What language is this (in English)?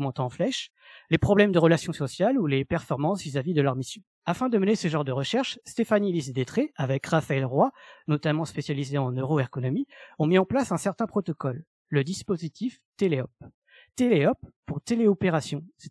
French